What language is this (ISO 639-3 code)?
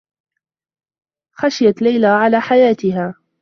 ara